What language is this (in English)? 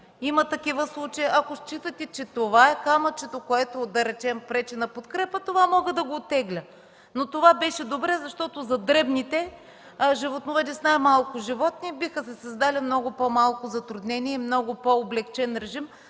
Bulgarian